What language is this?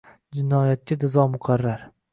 Uzbek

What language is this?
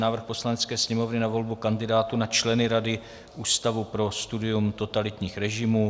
Czech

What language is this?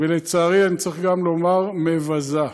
Hebrew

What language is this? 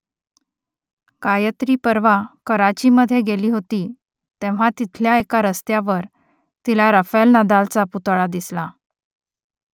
Marathi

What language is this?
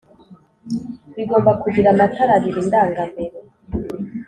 Kinyarwanda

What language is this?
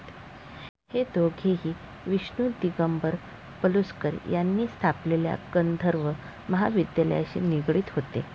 Marathi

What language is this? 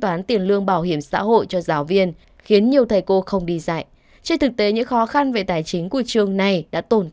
Vietnamese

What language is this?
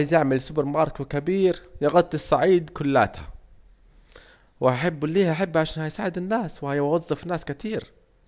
Saidi Arabic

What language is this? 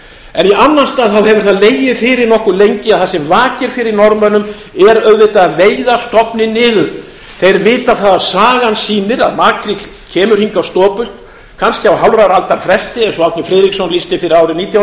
Icelandic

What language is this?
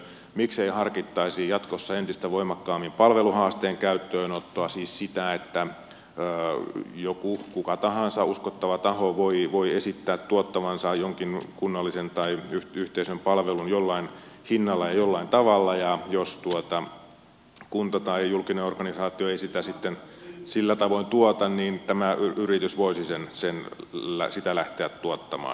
Finnish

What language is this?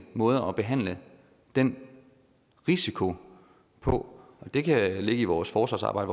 Danish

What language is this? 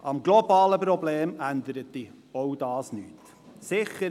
Swiss German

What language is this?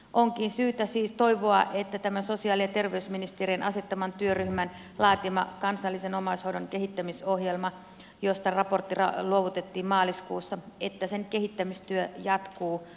Finnish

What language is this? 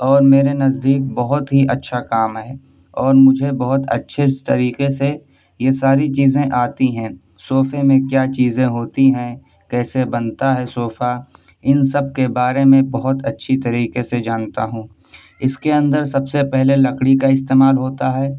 Urdu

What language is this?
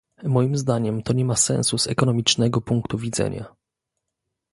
Polish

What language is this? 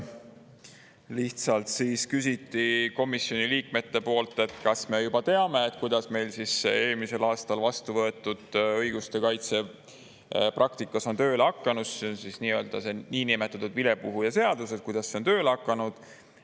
Estonian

